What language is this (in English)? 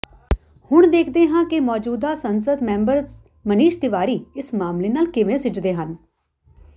Punjabi